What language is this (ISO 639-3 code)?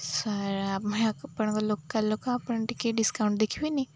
ori